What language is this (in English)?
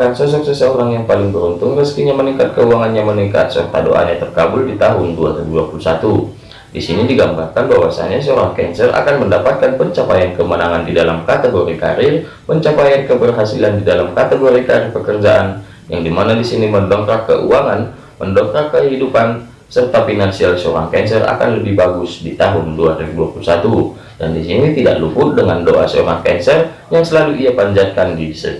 Indonesian